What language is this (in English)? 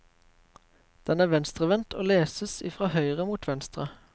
Norwegian